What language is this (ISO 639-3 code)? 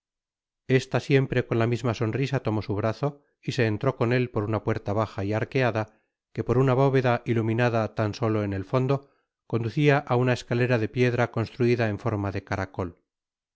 spa